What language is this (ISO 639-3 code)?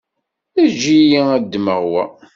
kab